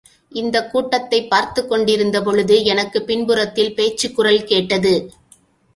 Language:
Tamil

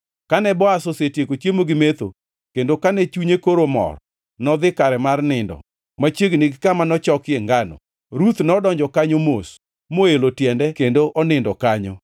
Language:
Luo (Kenya and Tanzania)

